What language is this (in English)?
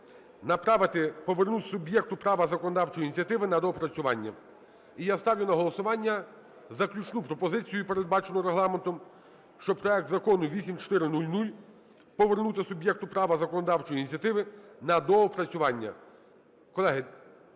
Ukrainian